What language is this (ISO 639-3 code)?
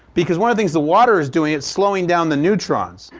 eng